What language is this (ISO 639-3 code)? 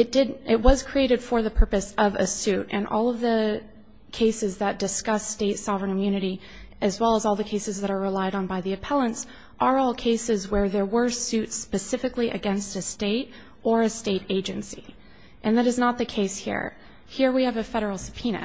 eng